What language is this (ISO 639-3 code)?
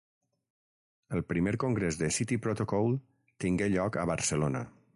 cat